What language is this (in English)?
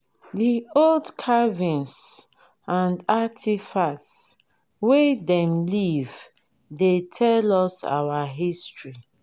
Nigerian Pidgin